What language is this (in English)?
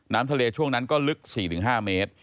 Thai